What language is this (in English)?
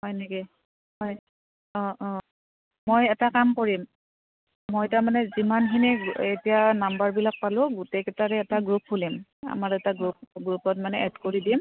Assamese